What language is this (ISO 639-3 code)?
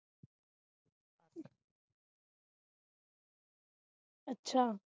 pan